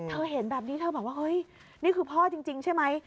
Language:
Thai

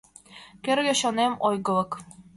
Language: Mari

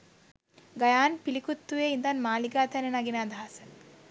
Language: Sinhala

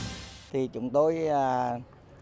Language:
Vietnamese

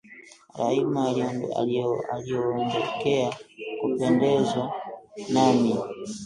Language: Swahili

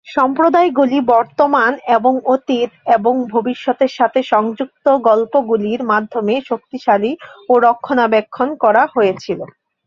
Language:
Bangla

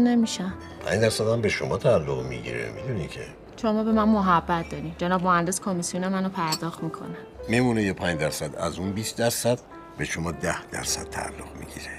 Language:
Persian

